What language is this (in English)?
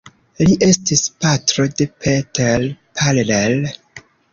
Esperanto